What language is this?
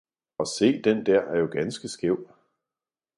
Danish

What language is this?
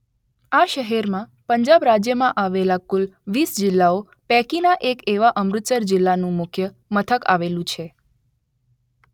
Gujarati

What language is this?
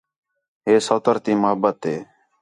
Khetrani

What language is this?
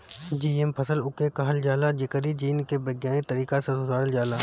Bhojpuri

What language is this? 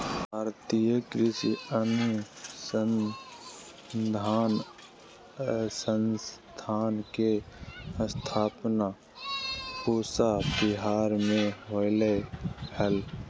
Magahi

